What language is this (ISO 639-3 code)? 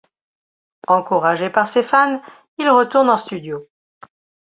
fra